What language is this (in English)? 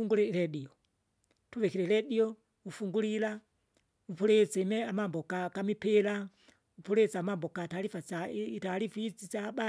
Kinga